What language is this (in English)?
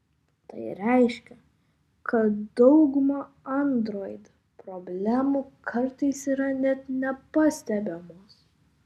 Lithuanian